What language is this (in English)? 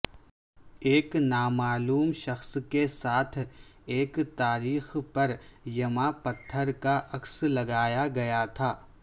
Urdu